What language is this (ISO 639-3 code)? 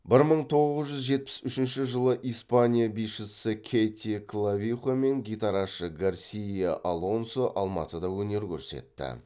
kaz